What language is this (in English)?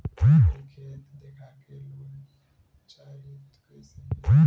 Bhojpuri